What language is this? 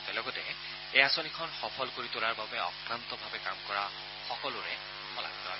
Assamese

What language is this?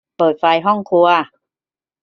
Thai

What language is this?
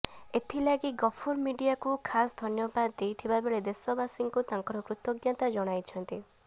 Odia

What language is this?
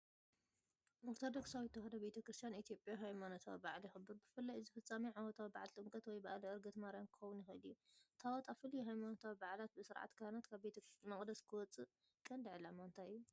Tigrinya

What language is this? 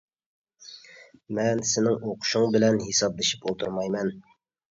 Uyghur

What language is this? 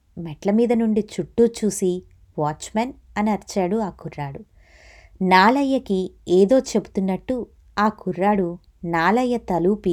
Telugu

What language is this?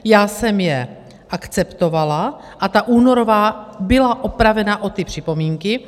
Czech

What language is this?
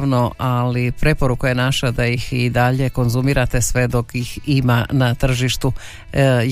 Croatian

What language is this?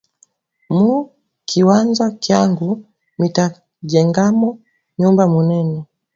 Swahili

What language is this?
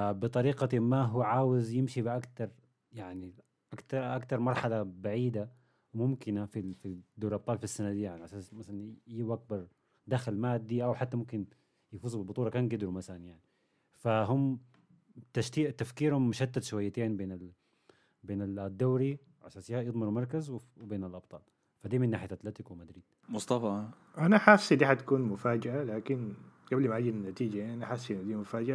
Arabic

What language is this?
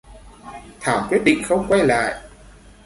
Vietnamese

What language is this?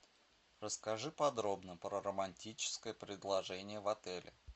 Russian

